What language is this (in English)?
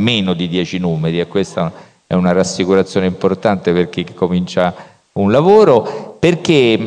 Italian